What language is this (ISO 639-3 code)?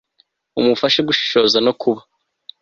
kin